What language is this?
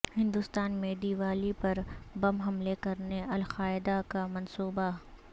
Urdu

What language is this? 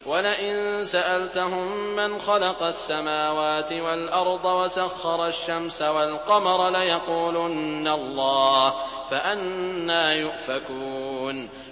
Arabic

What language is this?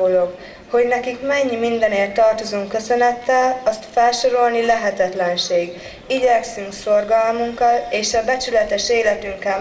Hungarian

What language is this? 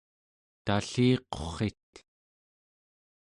Central Yupik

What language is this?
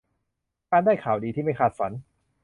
Thai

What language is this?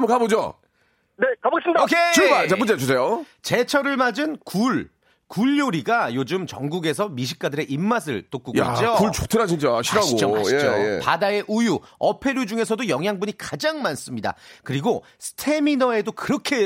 Korean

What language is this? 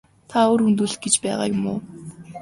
Mongolian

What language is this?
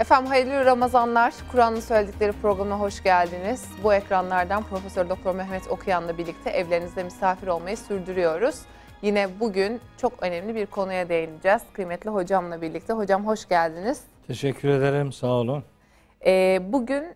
Turkish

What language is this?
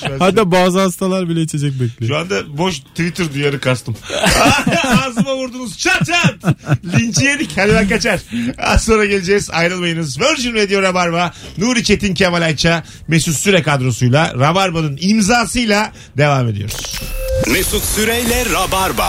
Turkish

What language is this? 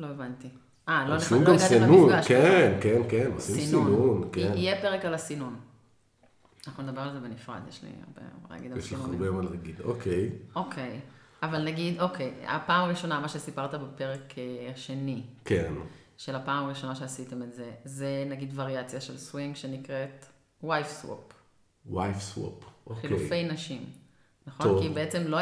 Hebrew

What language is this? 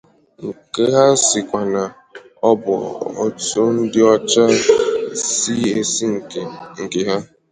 Igbo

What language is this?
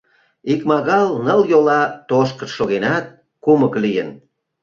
Mari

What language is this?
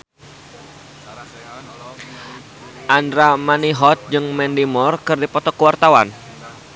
Sundanese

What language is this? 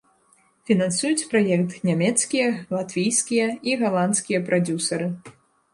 Belarusian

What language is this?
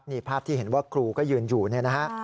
Thai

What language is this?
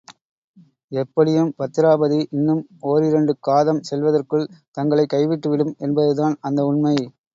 Tamil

